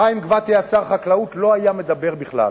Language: Hebrew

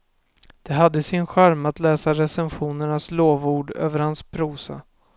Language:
Swedish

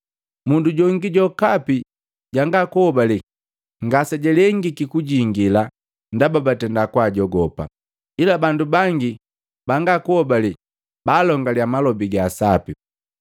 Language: Matengo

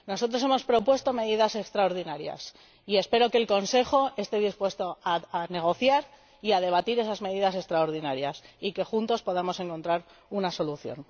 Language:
Spanish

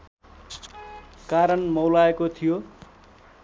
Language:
Nepali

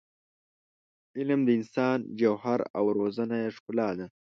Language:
Pashto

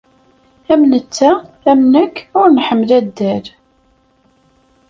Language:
Kabyle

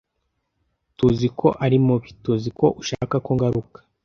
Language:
Kinyarwanda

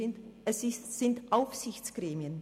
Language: Swiss German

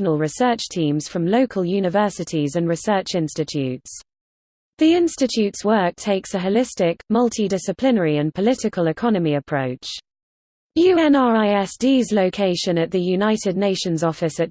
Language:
English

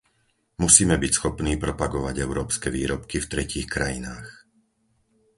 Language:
Slovak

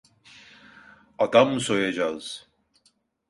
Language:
Turkish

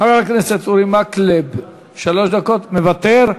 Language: Hebrew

